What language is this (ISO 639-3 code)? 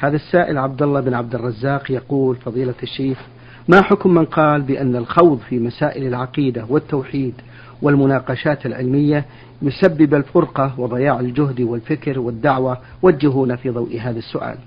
ara